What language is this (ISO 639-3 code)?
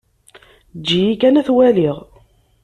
kab